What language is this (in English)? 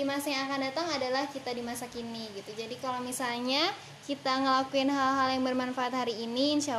Indonesian